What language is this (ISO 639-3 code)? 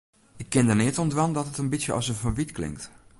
fry